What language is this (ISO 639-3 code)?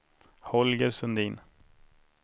swe